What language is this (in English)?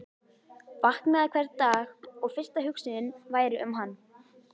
Icelandic